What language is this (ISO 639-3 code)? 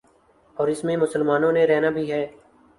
urd